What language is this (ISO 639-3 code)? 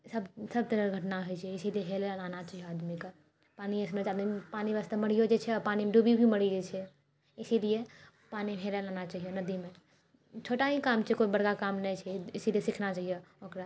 mai